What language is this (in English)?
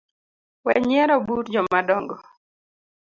Luo (Kenya and Tanzania)